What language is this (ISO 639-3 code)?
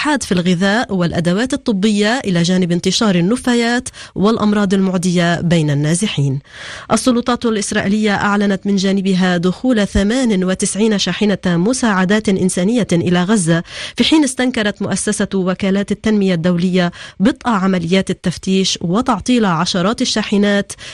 ara